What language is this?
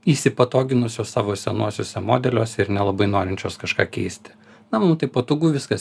Lithuanian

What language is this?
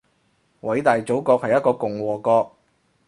Cantonese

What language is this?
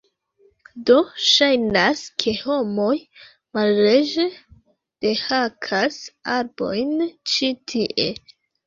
Esperanto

